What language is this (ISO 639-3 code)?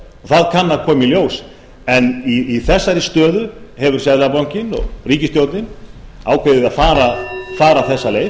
isl